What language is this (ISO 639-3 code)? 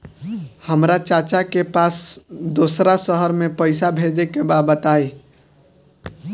bho